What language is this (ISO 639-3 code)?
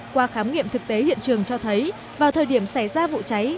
vie